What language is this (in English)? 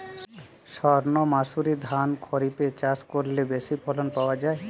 Bangla